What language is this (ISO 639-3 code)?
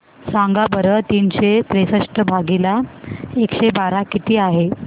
mar